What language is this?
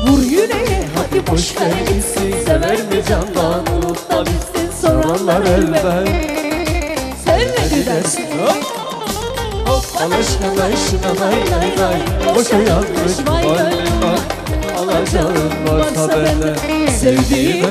Turkish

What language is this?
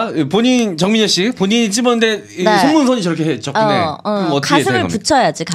Korean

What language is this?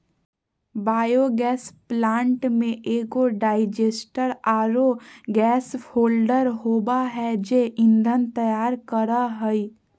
Magahi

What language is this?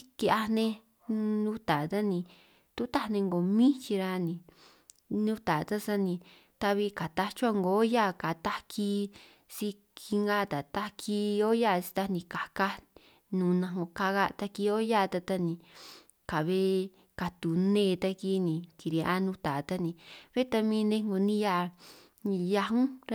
San Martín Itunyoso Triqui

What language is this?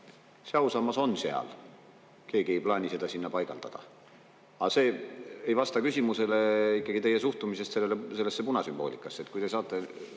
Estonian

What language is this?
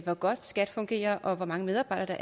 Danish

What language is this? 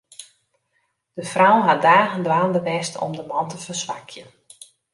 Western Frisian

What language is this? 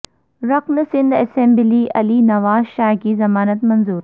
Urdu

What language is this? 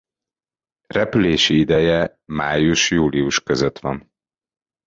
Hungarian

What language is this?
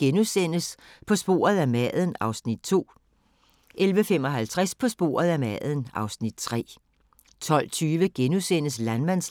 Danish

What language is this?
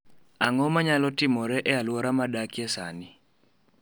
Luo (Kenya and Tanzania)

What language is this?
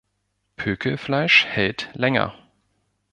German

